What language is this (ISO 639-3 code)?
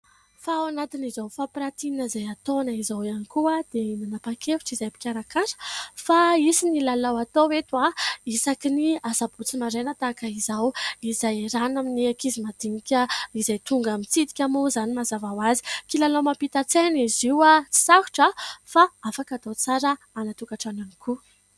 mlg